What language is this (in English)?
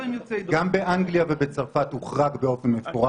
Hebrew